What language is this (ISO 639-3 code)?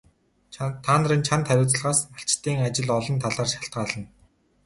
mon